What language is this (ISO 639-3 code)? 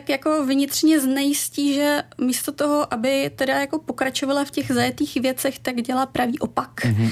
ces